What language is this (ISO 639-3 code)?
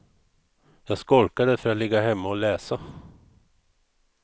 swe